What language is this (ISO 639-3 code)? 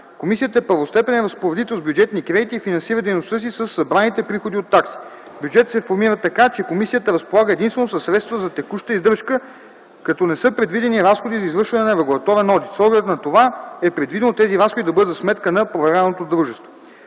bul